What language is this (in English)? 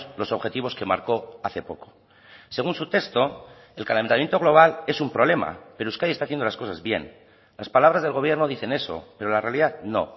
Spanish